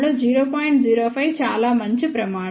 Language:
Telugu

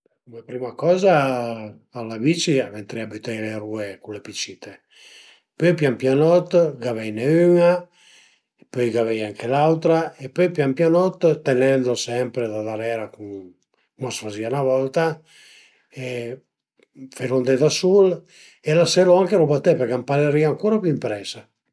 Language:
Piedmontese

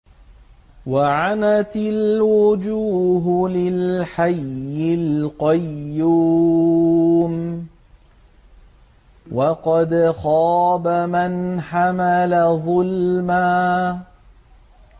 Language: Arabic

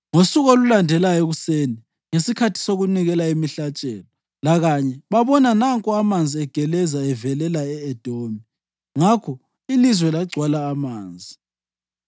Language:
North Ndebele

